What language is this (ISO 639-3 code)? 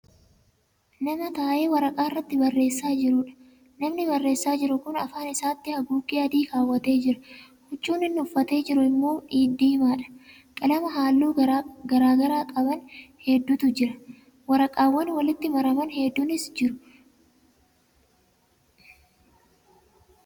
orm